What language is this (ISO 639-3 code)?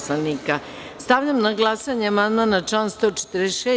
srp